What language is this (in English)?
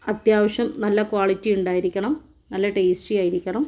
Malayalam